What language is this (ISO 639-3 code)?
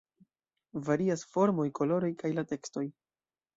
epo